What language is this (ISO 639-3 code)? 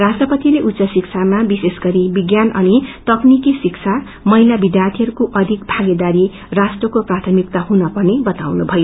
nep